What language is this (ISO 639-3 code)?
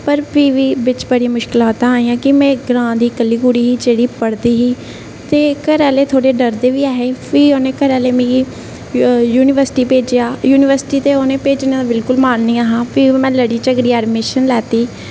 doi